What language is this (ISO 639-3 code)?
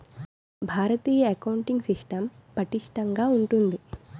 tel